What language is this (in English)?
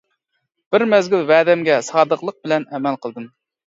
Uyghur